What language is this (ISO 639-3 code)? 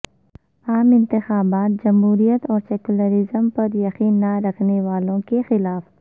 urd